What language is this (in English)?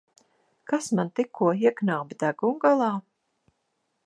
Latvian